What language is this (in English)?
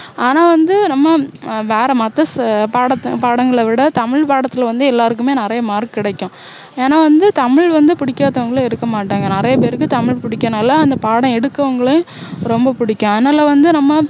Tamil